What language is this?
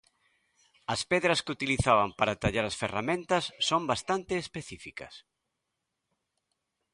Galician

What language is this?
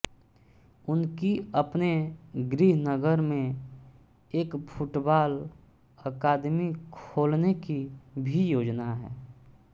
Hindi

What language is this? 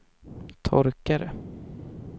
Swedish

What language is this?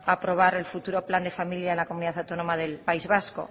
Spanish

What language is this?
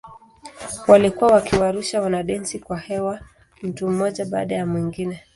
Swahili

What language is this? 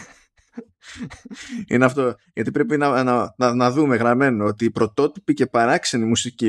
Greek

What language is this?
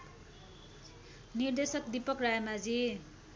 Nepali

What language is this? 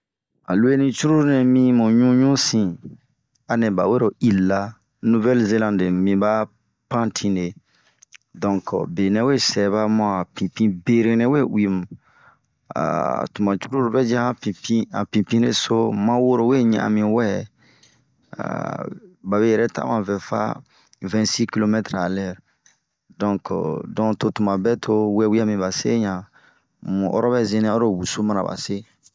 Bomu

